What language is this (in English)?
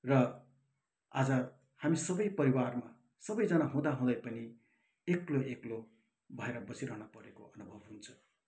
Nepali